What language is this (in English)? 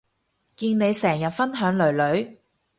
Cantonese